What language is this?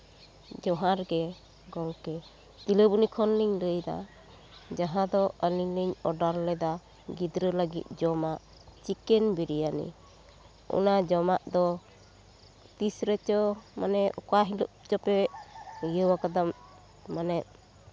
Santali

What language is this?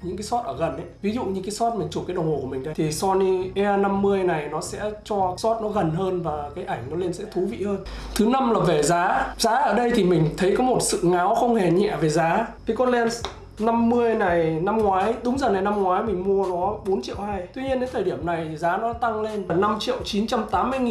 Vietnamese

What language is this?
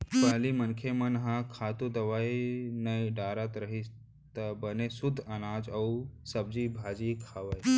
Chhattisgarhi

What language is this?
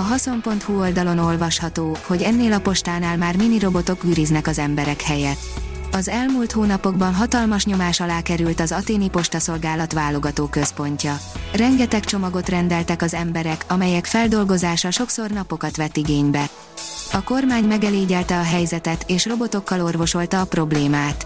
Hungarian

